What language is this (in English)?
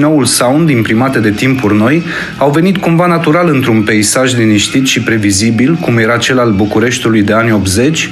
Romanian